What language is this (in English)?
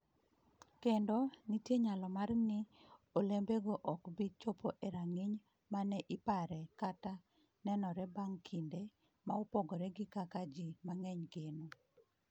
Luo (Kenya and Tanzania)